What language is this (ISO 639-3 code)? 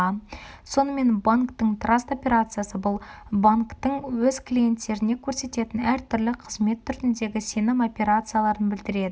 kaz